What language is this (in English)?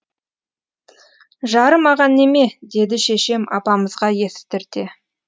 Kazakh